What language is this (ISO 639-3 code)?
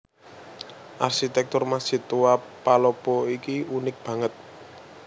jav